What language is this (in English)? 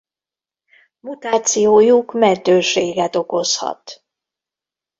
Hungarian